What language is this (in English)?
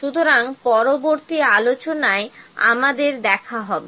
Bangla